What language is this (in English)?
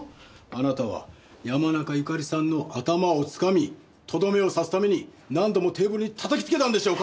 Japanese